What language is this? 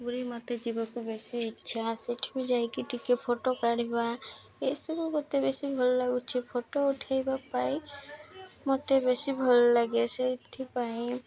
Odia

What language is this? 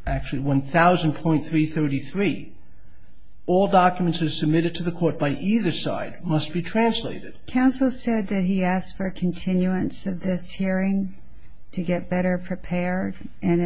English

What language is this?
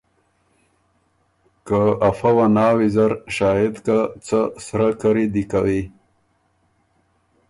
Ormuri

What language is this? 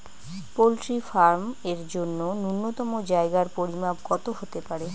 Bangla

